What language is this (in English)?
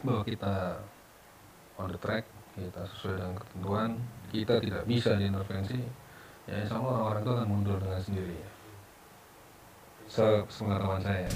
Indonesian